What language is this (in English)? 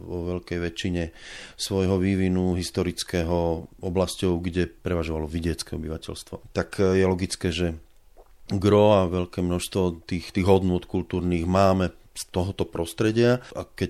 Slovak